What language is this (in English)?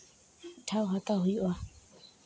Santali